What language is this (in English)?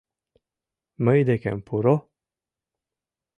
Mari